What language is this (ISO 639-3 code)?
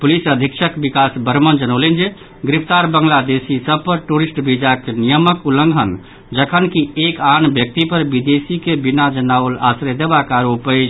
mai